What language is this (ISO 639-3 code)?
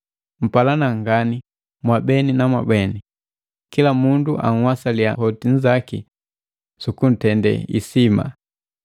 mgv